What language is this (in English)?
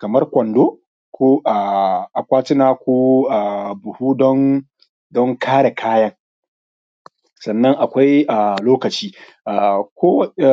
Hausa